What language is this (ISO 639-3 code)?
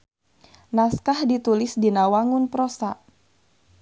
sun